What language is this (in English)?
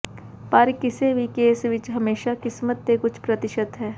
Punjabi